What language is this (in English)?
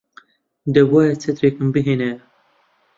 Central Kurdish